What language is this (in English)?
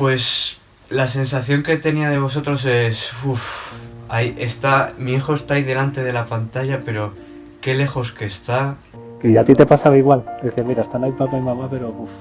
Spanish